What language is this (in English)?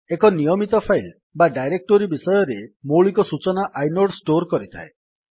Odia